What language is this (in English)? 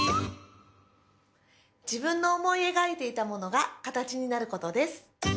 Japanese